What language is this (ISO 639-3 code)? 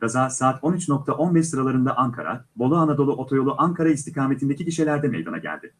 tur